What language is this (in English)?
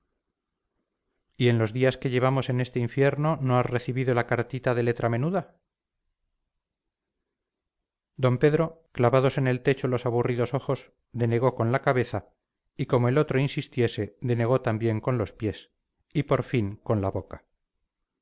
Spanish